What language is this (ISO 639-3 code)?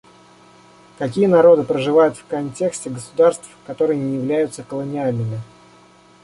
rus